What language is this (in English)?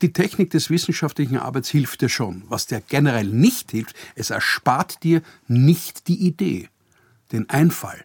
German